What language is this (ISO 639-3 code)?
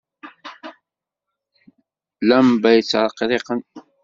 kab